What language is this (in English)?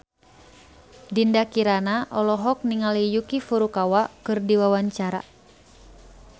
Sundanese